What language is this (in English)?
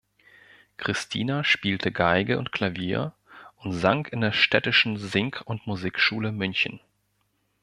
German